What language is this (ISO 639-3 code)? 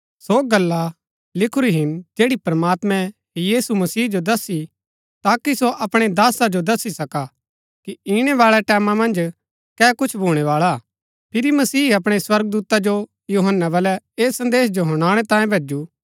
gbk